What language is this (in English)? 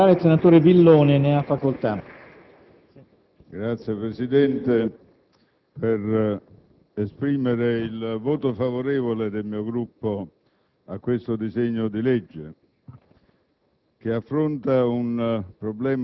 Italian